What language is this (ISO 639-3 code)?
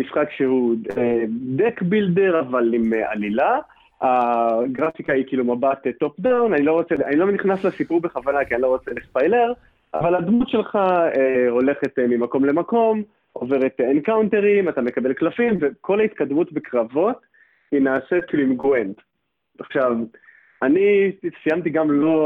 heb